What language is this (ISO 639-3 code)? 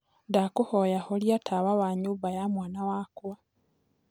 kik